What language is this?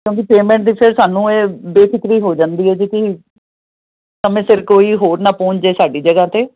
Punjabi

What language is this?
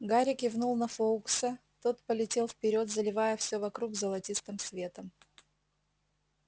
Russian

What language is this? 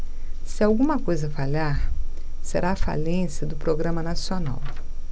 Portuguese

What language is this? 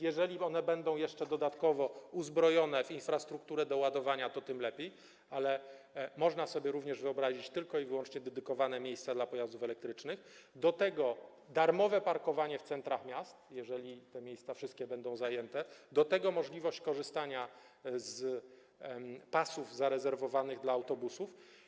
Polish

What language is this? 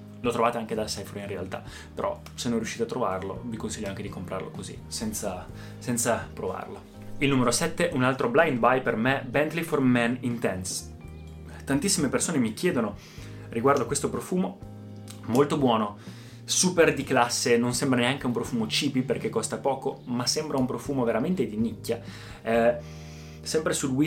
Italian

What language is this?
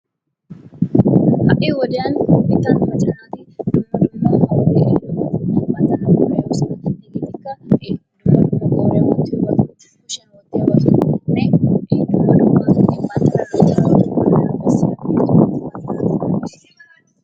Wolaytta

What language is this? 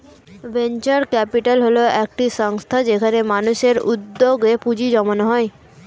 Bangla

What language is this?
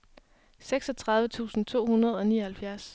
Danish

